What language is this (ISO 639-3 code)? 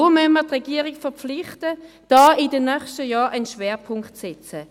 gsw